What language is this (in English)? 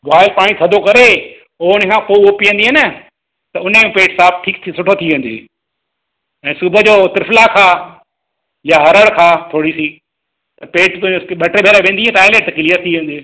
Sindhi